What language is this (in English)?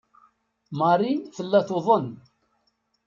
Kabyle